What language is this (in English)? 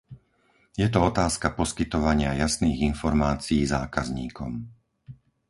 Slovak